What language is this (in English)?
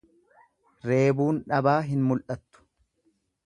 Oromo